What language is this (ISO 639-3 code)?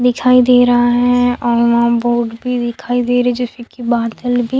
hin